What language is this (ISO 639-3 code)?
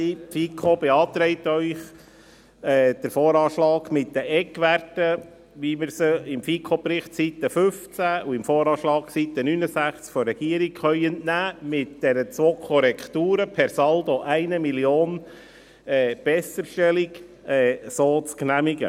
gsw